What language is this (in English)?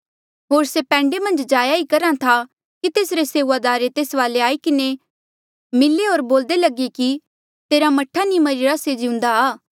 Mandeali